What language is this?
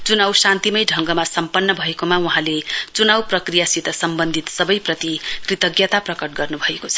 Nepali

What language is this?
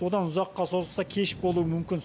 Kazakh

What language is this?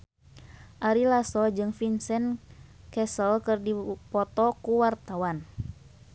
Sundanese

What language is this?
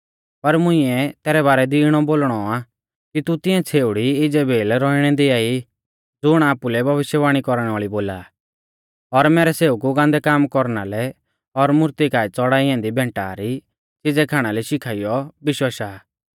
Mahasu Pahari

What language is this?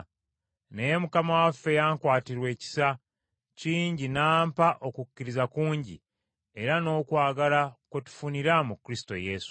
Ganda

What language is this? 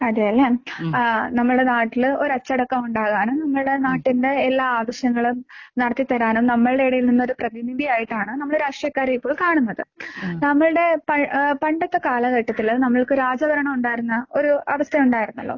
Malayalam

